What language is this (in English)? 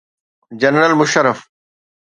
Sindhi